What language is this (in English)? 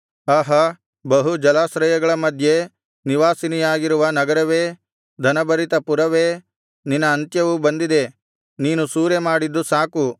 Kannada